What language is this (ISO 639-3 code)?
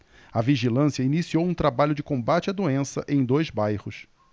por